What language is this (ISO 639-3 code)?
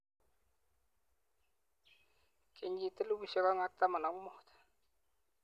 kln